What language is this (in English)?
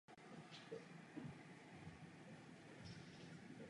Czech